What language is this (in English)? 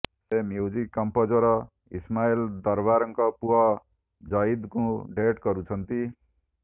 Odia